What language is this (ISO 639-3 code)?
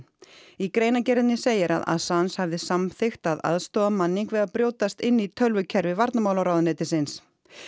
isl